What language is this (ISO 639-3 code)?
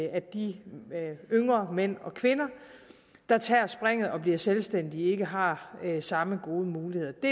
dan